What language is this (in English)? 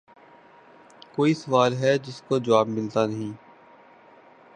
Urdu